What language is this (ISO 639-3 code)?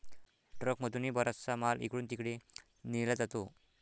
mar